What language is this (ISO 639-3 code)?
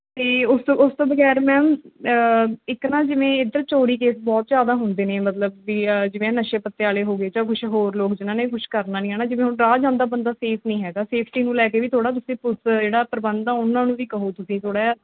pan